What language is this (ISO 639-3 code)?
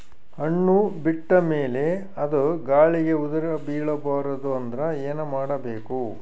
kan